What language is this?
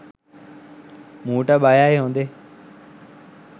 Sinhala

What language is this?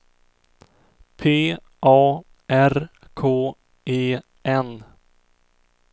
Swedish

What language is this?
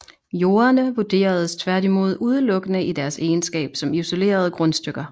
Danish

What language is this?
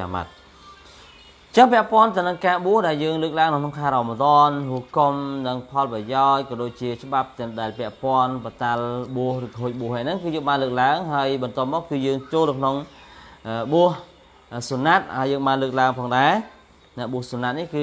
Arabic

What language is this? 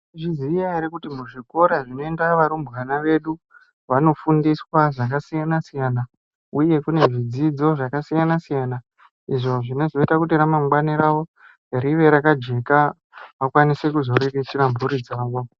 Ndau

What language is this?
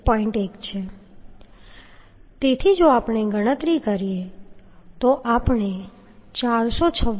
Gujarati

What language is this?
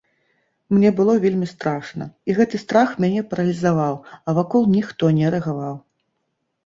Belarusian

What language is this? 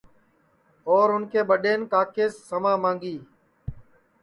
Sansi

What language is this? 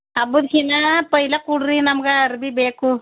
Kannada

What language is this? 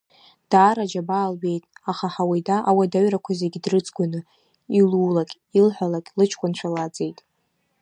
Abkhazian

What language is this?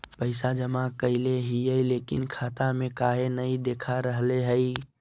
Magahi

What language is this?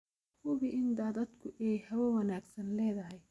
Somali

